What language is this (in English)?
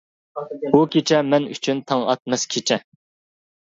Uyghur